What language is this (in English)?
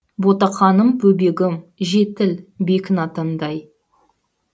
Kazakh